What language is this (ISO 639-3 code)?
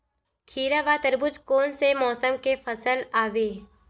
hne